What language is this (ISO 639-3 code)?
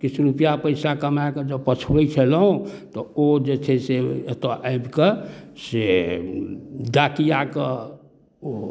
mai